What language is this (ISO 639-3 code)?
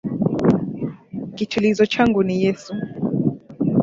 swa